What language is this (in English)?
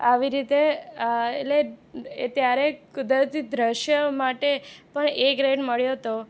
Gujarati